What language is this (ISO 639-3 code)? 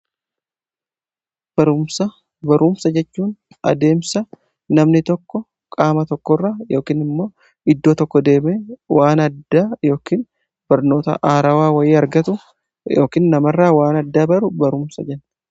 orm